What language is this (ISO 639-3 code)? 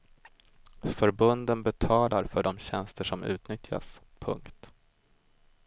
swe